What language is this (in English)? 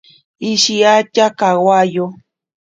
Ashéninka Perené